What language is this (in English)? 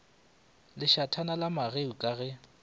Northern Sotho